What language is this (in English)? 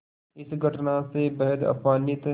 Hindi